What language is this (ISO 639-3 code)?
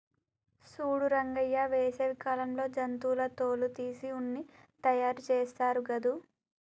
tel